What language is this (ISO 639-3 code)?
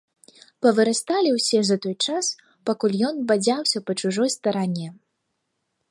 bel